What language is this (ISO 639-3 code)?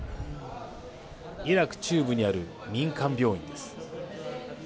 jpn